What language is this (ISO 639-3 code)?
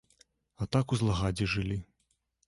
bel